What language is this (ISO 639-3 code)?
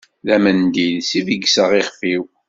kab